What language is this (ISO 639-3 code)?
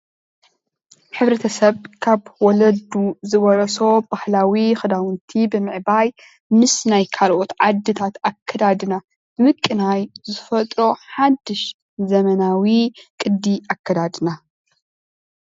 tir